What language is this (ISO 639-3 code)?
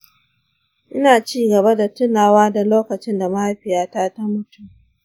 hau